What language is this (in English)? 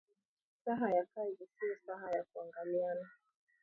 Swahili